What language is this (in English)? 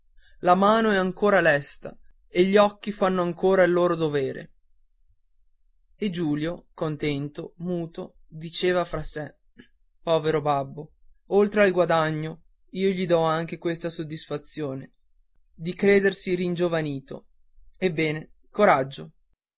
Italian